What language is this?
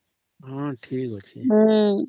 Odia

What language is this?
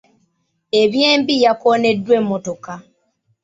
Ganda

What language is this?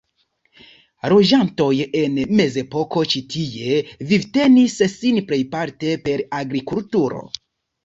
Esperanto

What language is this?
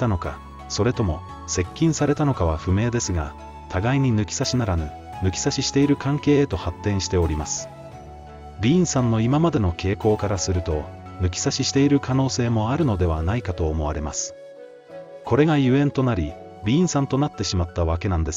Japanese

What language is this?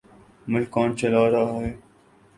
Urdu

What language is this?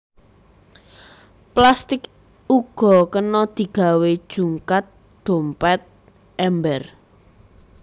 Javanese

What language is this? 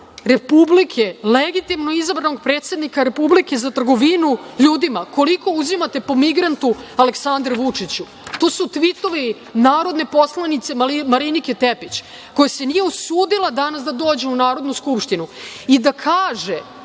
Serbian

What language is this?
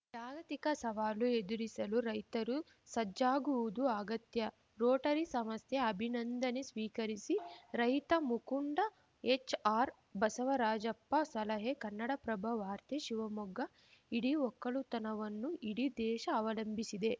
Kannada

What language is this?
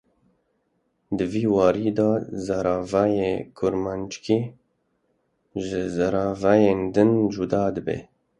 Kurdish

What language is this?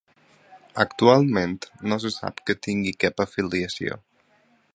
Catalan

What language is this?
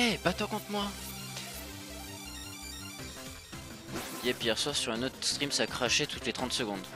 French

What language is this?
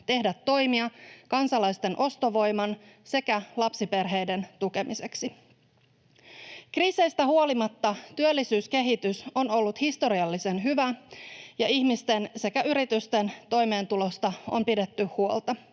Finnish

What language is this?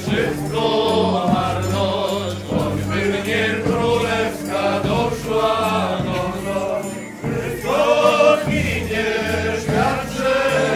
Polish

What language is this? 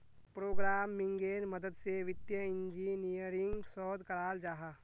Magahi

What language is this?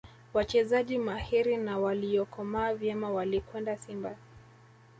Swahili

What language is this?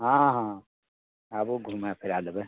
Maithili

